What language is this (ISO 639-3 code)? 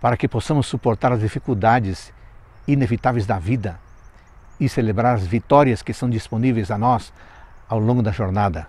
por